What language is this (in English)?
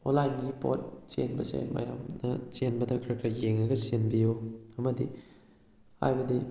Manipuri